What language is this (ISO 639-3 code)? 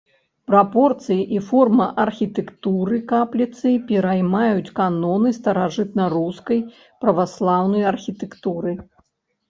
bel